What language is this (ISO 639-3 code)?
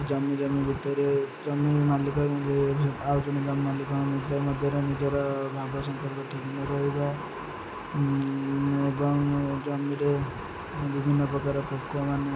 ori